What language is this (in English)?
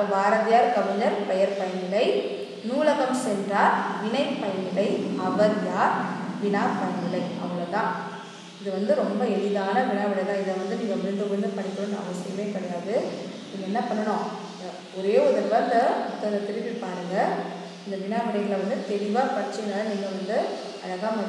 Hindi